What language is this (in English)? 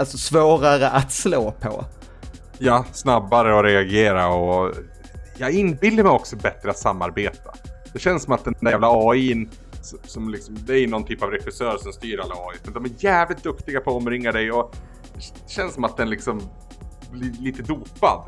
Swedish